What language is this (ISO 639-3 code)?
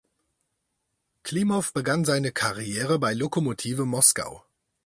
deu